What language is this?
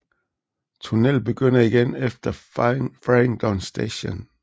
Danish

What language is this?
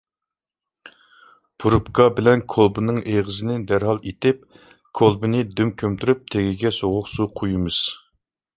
Uyghur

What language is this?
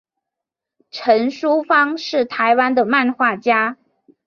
Chinese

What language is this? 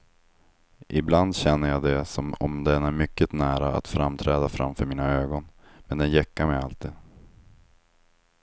Swedish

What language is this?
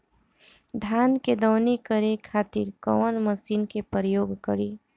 Bhojpuri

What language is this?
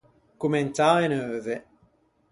Ligurian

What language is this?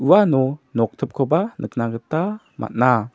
Garo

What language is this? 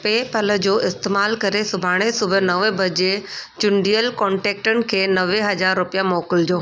Sindhi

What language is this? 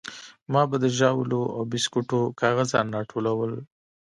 Pashto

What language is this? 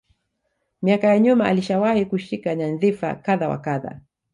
Swahili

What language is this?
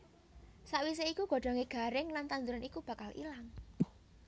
Javanese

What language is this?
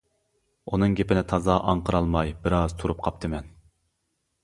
Uyghur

